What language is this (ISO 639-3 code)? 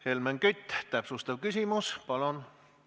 est